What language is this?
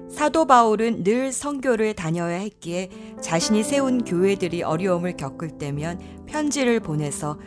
Korean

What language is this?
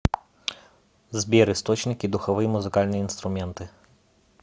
Russian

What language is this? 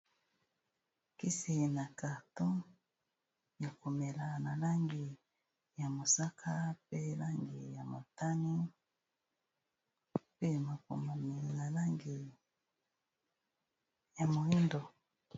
Lingala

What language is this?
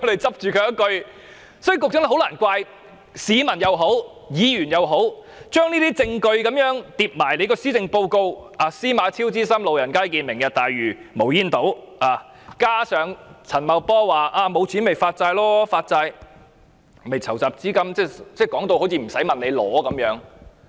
Cantonese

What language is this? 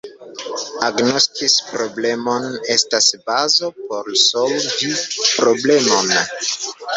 Esperanto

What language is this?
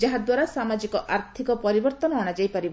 Odia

